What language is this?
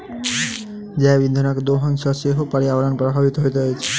Maithili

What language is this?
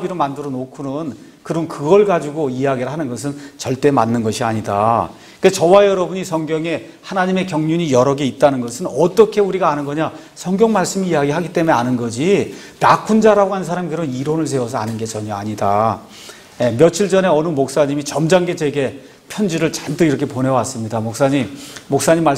Korean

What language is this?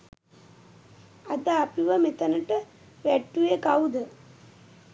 Sinhala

